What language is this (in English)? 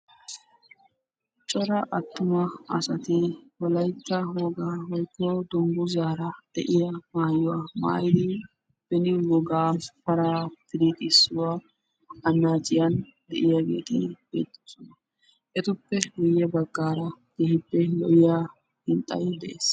Wolaytta